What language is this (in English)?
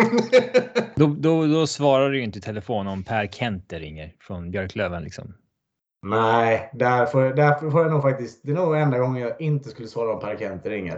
Swedish